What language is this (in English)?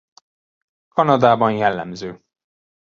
Hungarian